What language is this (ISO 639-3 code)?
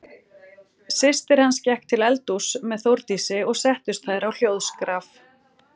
isl